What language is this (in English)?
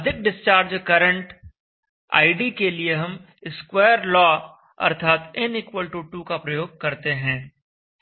Hindi